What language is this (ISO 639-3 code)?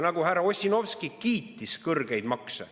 est